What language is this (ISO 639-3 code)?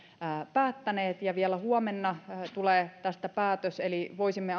fin